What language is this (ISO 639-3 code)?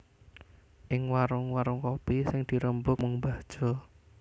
jav